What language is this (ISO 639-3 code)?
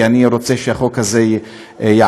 heb